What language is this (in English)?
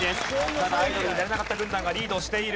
Japanese